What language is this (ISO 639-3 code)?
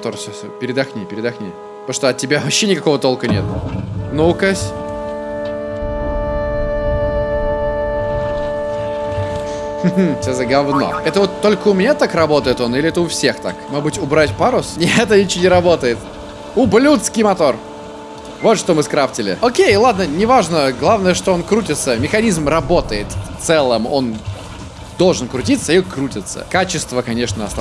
rus